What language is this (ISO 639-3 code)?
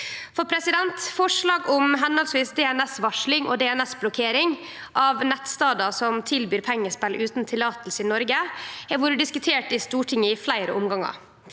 nor